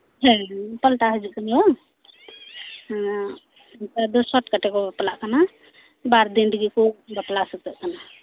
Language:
Santali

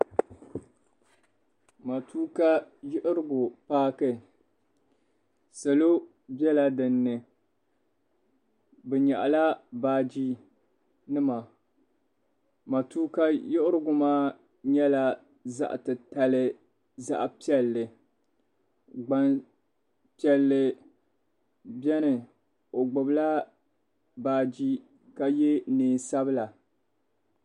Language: Dagbani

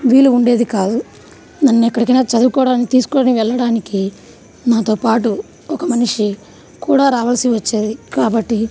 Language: Telugu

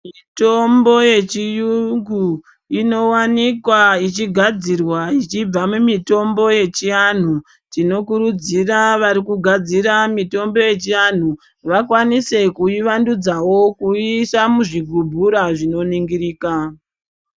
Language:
Ndau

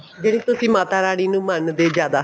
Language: Punjabi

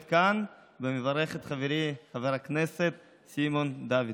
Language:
Hebrew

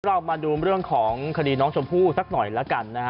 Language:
Thai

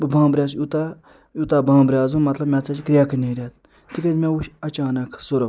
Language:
Kashmiri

